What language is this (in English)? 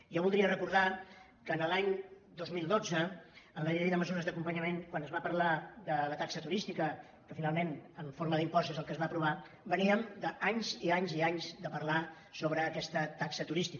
Catalan